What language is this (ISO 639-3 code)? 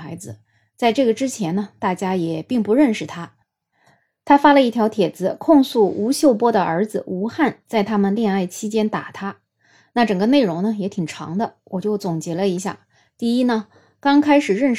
zho